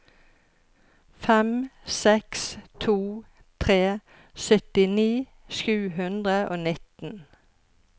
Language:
Norwegian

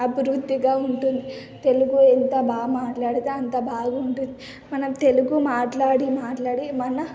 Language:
Telugu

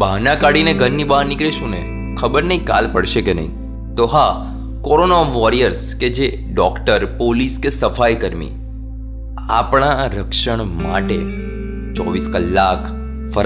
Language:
Hindi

